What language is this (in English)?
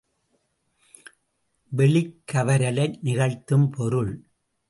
Tamil